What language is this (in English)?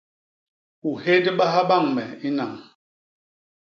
Basaa